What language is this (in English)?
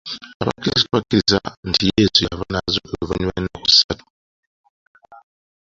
Ganda